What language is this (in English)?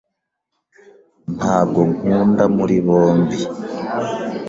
Kinyarwanda